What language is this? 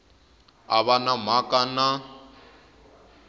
Tsonga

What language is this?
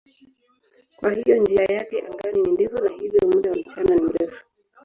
Swahili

